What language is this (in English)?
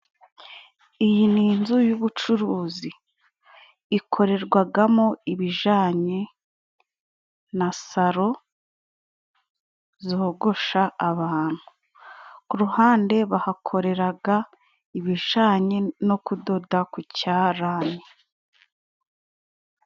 Kinyarwanda